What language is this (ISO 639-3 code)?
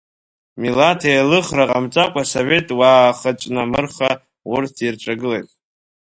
abk